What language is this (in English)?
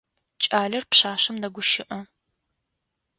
Adyghe